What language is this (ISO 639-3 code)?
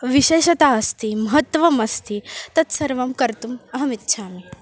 san